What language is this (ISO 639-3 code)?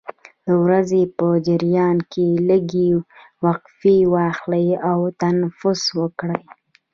pus